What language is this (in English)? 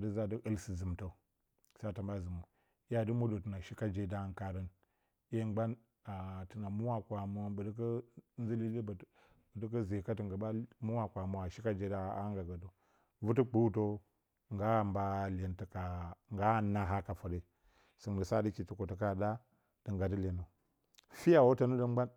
Bacama